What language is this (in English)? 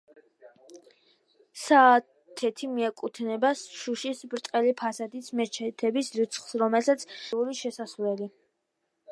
Georgian